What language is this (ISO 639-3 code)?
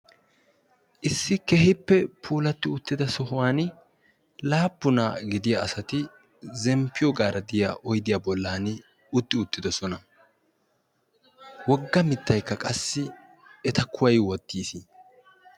wal